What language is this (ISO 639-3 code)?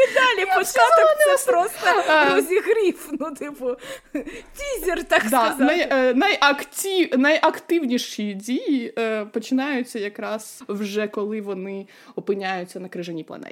ukr